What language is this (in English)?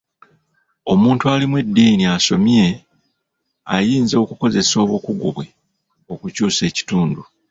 Ganda